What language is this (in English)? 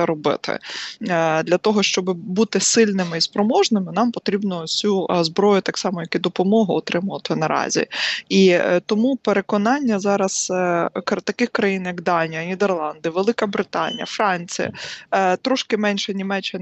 Ukrainian